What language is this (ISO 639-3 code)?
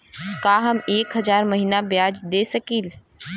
bho